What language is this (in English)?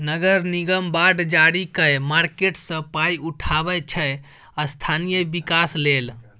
Maithili